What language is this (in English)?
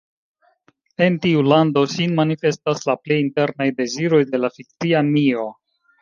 Esperanto